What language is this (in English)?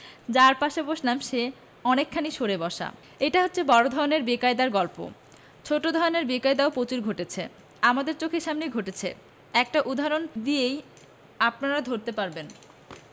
Bangla